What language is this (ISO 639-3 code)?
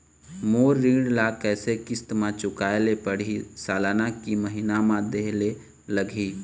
hne